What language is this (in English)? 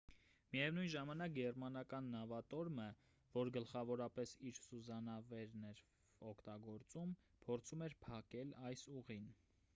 Armenian